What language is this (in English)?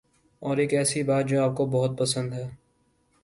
Urdu